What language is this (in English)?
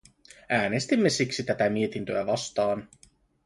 Finnish